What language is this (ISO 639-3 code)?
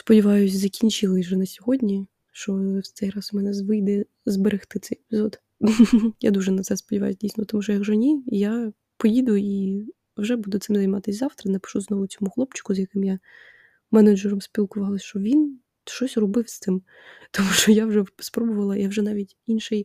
ukr